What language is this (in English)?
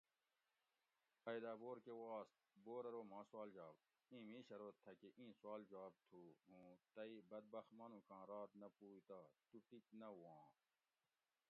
Gawri